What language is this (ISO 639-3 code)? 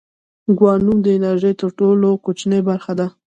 pus